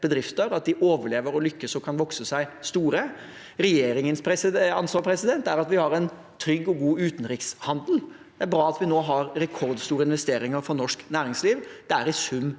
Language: Norwegian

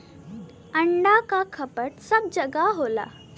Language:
Bhojpuri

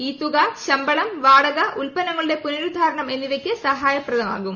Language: Malayalam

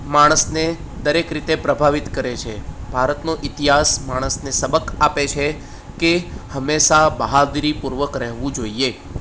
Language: Gujarati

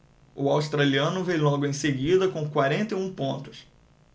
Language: Portuguese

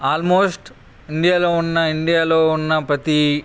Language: Telugu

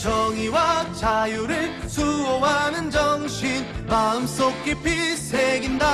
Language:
Korean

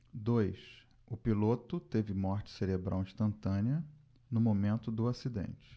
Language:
Portuguese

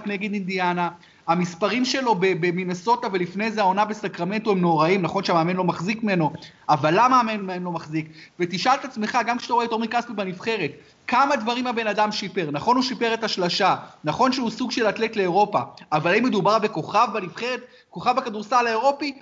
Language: Hebrew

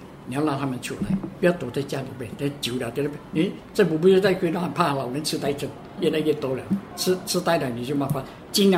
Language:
Chinese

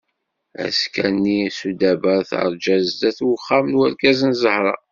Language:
Kabyle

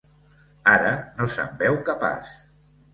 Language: Catalan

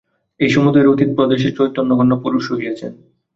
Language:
Bangla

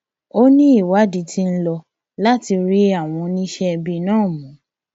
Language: Yoruba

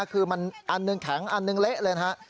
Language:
Thai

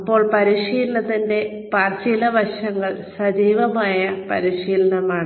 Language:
Malayalam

